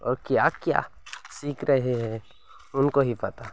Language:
Odia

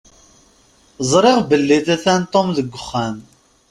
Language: Kabyle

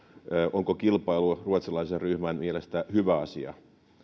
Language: Finnish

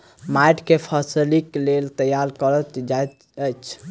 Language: Maithili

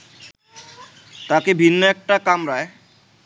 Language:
Bangla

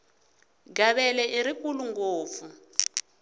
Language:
Tsonga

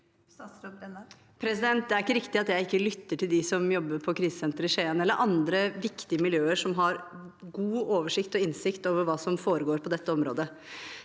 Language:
Norwegian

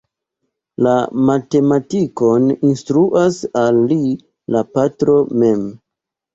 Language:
Esperanto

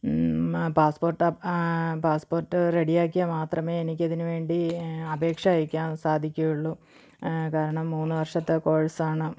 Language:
Malayalam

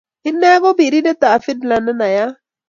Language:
Kalenjin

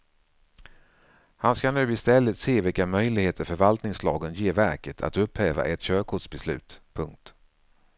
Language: Swedish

